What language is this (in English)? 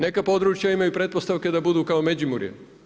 Croatian